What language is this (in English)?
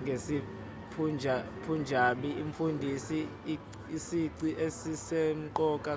Zulu